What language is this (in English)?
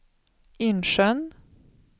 Swedish